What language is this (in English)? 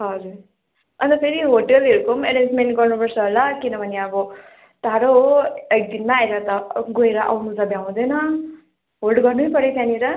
Nepali